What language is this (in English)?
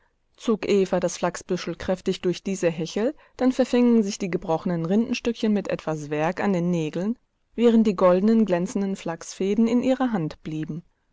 German